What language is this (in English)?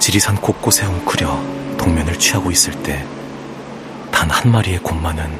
Korean